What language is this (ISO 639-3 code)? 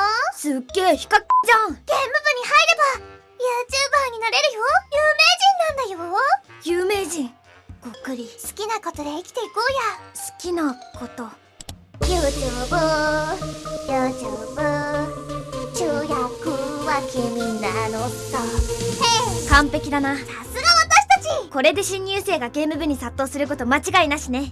jpn